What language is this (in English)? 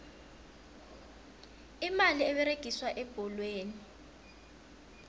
South Ndebele